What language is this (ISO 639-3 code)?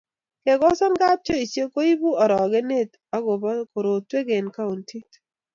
kln